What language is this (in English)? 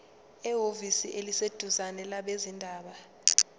Zulu